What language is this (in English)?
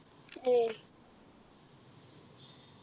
Malayalam